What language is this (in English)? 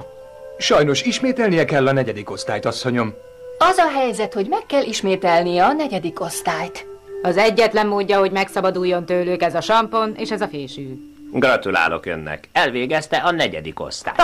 Hungarian